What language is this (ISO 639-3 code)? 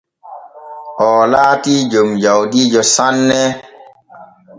fue